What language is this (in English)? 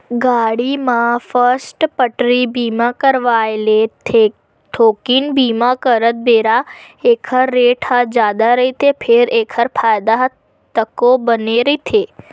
Chhattisgarhi